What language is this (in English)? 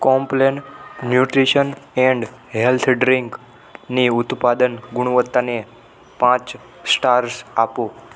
Gujarati